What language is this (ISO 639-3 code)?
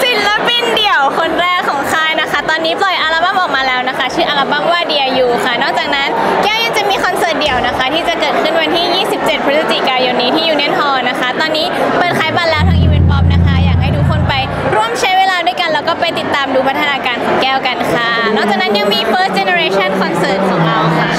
tha